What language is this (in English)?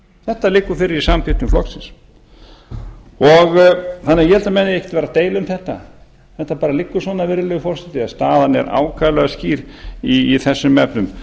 Icelandic